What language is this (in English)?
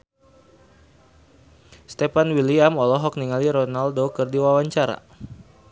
Sundanese